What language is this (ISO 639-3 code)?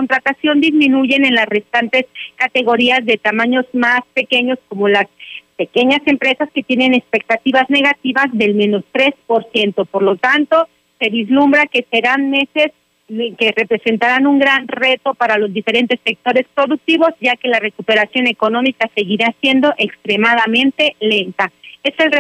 spa